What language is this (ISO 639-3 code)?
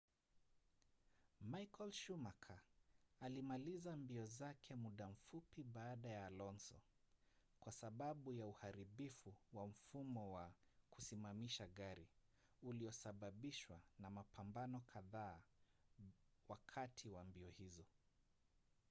swa